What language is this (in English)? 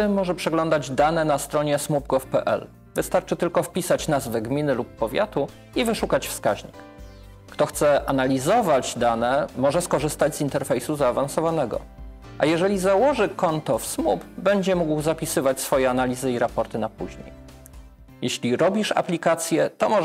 Polish